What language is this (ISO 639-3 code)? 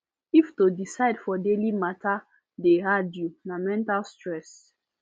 pcm